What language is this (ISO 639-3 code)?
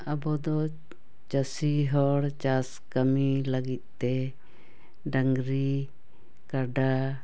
sat